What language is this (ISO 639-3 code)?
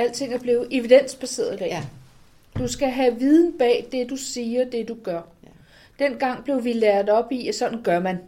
dan